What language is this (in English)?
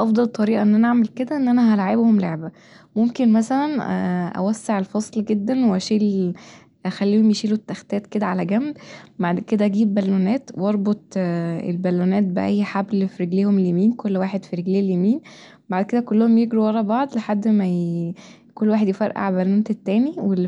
Egyptian Arabic